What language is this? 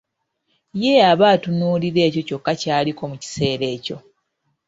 Ganda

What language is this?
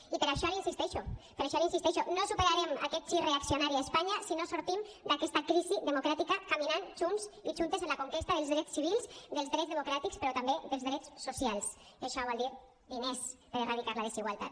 Catalan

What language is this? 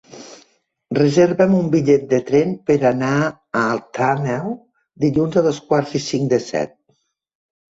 Catalan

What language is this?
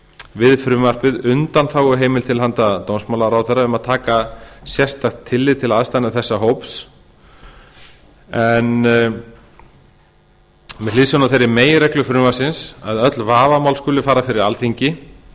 Icelandic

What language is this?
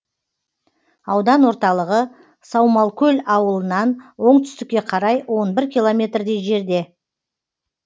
Kazakh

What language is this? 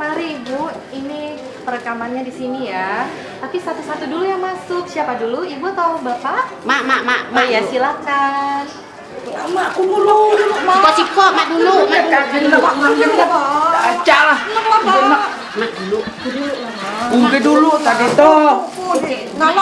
Indonesian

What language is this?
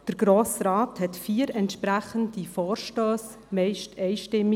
Swiss German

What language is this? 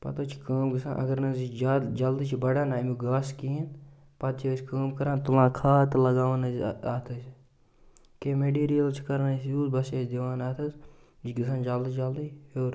Kashmiri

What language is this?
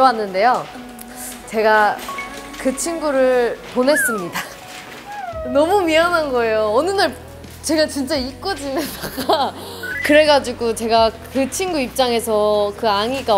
Korean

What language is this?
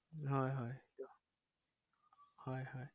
Assamese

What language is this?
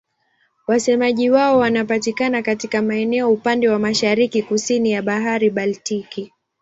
Swahili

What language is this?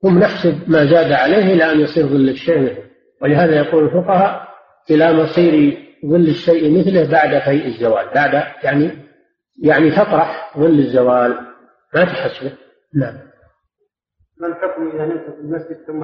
Arabic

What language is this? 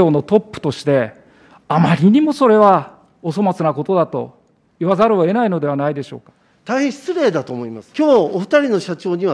Japanese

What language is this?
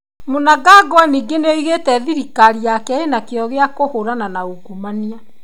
Kikuyu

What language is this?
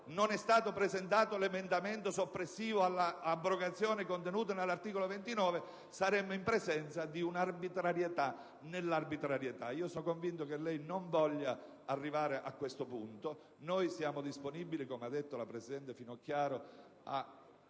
Italian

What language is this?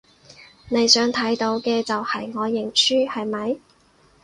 Cantonese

